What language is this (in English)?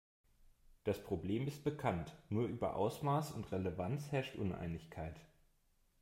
German